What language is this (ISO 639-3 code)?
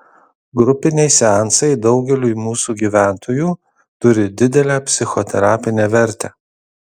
lit